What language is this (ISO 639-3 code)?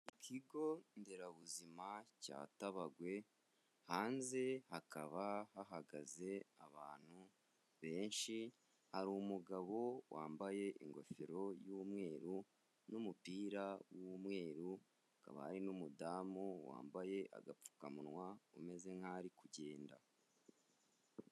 kin